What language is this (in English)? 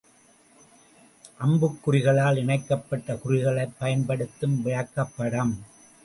Tamil